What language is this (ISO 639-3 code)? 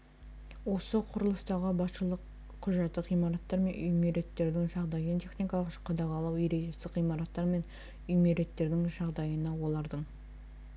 kaz